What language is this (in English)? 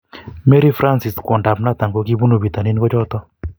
Kalenjin